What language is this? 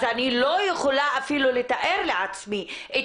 Hebrew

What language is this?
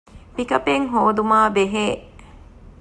Divehi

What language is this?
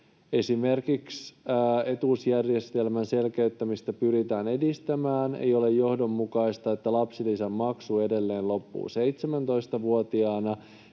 Finnish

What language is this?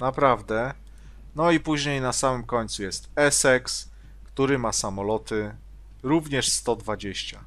Polish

